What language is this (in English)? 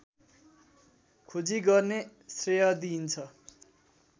Nepali